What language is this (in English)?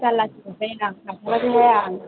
Bodo